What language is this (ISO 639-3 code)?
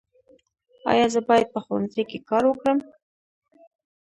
pus